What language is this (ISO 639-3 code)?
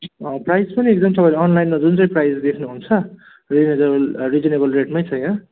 nep